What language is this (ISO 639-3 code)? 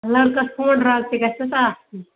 kas